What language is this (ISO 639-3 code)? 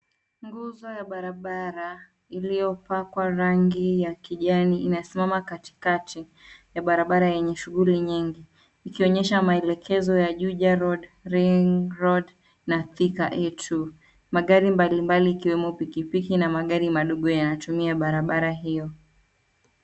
swa